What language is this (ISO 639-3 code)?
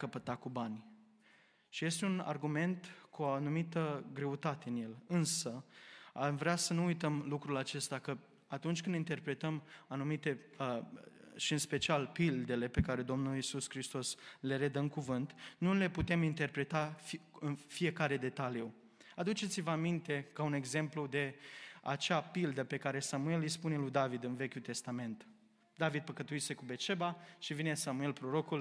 ron